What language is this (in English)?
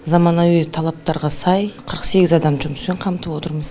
Kazakh